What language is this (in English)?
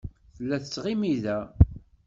Kabyle